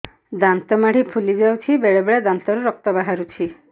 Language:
Odia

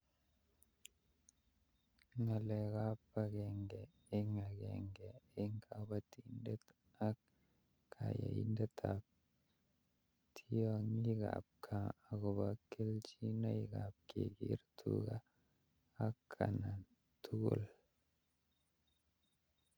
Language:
Kalenjin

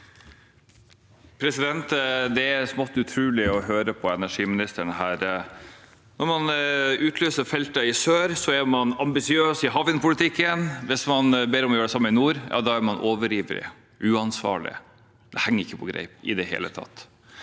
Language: Norwegian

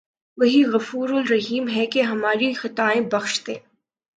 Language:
Urdu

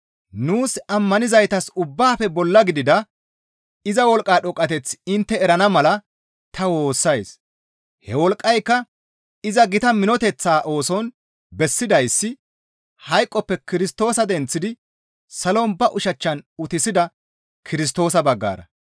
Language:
Gamo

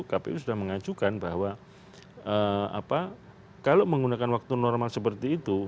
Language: Indonesian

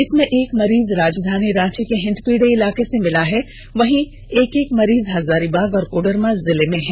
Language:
Hindi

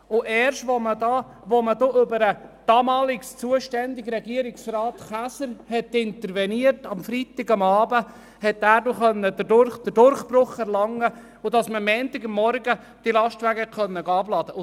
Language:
Swiss German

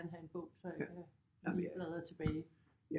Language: Danish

